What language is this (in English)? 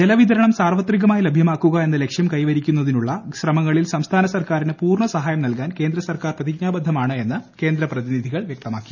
Malayalam